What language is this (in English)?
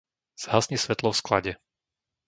Slovak